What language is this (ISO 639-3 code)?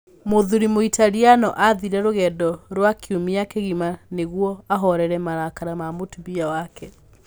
kik